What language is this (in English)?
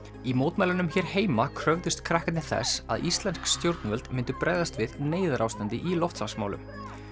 Icelandic